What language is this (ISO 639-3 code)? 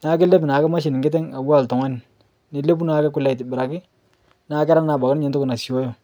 mas